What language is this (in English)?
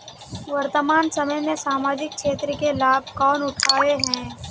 Magahi